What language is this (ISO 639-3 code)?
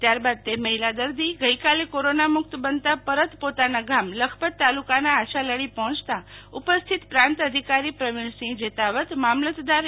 guj